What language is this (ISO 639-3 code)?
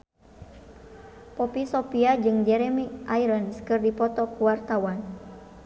sun